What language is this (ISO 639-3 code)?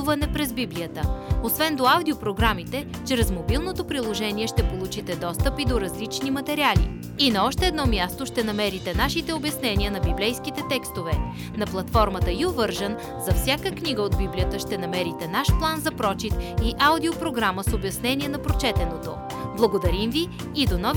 bul